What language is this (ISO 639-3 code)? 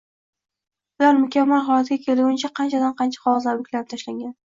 uzb